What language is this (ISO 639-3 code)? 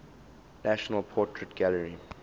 eng